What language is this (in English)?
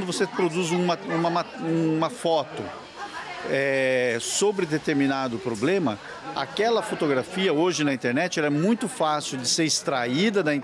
Portuguese